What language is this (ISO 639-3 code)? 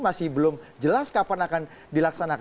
ind